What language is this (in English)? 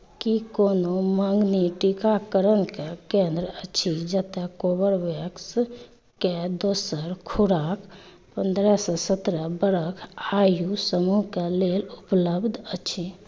Maithili